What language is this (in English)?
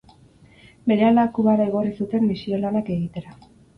Basque